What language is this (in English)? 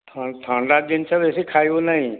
Odia